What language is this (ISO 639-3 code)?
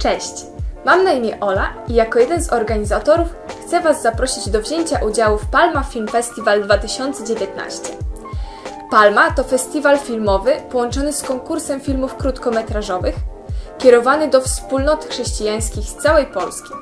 pol